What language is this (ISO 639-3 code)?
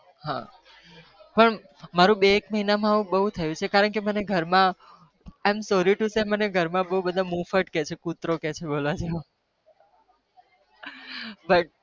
guj